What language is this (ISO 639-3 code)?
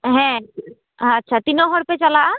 sat